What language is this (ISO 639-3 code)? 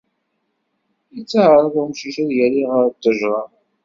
kab